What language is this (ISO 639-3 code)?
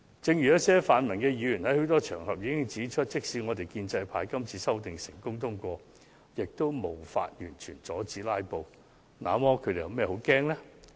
yue